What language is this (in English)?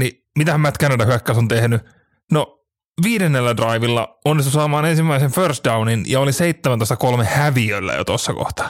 Finnish